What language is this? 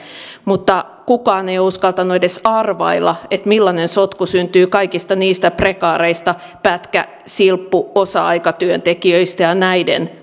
Finnish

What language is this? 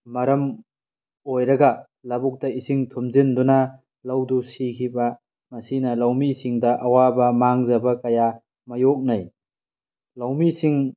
Manipuri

